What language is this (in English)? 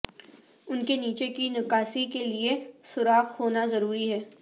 Urdu